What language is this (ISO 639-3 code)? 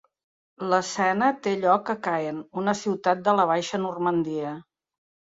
cat